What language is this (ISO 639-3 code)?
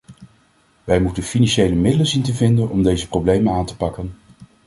nld